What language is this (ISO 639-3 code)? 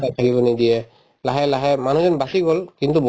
asm